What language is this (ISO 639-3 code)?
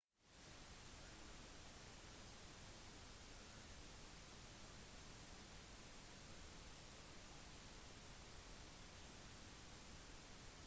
nob